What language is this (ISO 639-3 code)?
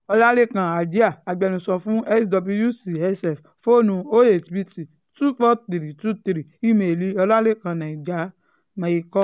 yor